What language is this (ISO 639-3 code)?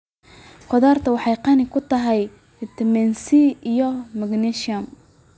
som